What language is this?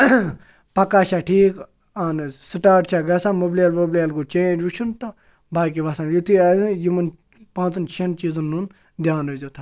Kashmiri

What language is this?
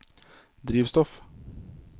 Norwegian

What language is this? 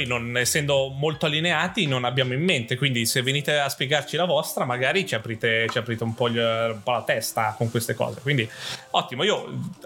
Italian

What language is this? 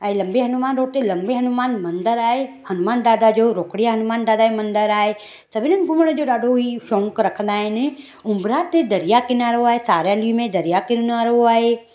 Sindhi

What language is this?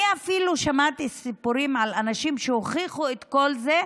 Hebrew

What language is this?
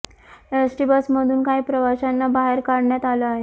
Marathi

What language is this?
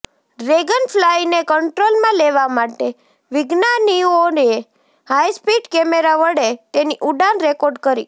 Gujarati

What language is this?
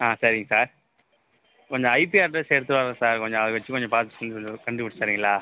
Tamil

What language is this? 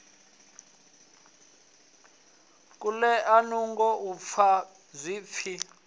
Venda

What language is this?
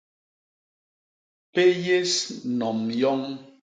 Basaa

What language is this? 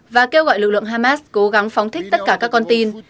Vietnamese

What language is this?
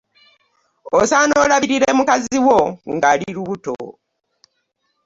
Ganda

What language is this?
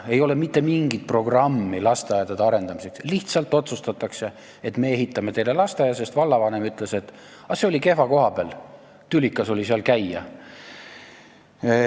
Estonian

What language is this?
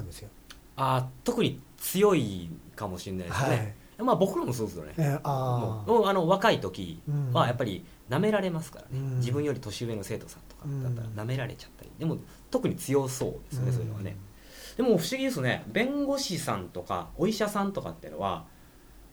Japanese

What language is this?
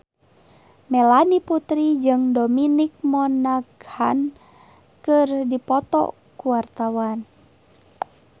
Sundanese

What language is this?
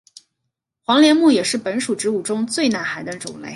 Chinese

